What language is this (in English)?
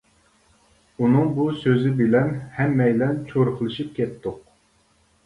Uyghur